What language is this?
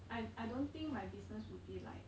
English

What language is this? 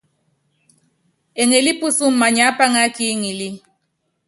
Yangben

